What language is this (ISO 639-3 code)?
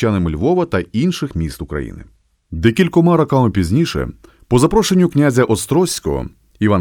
ukr